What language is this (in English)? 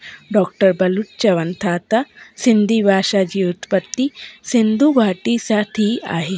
Sindhi